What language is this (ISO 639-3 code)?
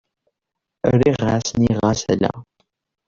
kab